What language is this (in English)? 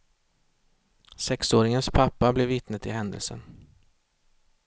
Swedish